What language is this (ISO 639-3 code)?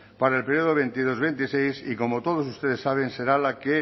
spa